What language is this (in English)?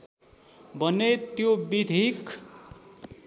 Nepali